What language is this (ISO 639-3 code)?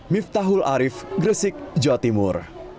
ind